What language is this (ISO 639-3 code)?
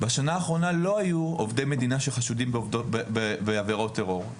heb